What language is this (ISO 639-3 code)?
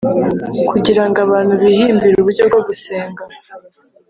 kin